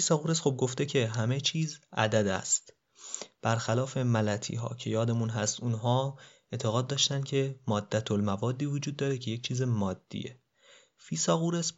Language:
Persian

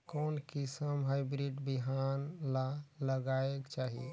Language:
Chhattisgarhi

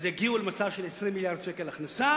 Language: Hebrew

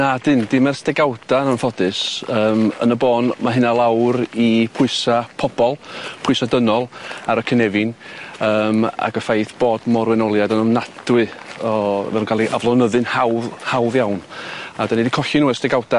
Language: Welsh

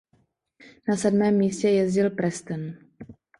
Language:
Czech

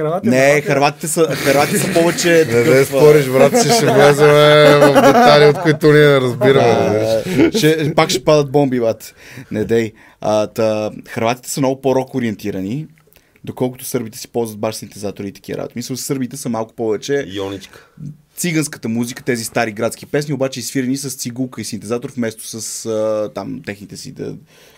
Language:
Bulgarian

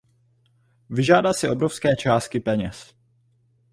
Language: Czech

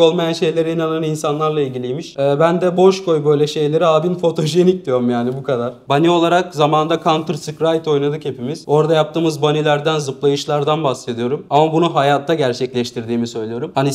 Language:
Turkish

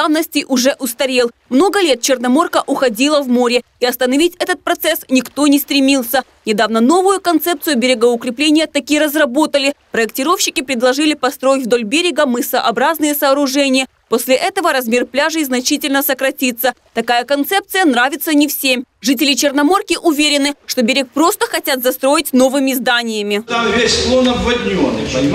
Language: Russian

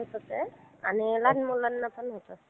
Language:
Marathi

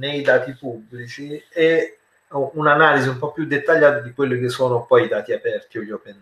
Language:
Italian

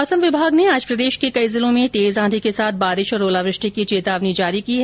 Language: Hindi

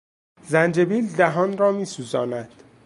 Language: Persian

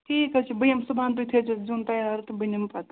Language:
Kashmiri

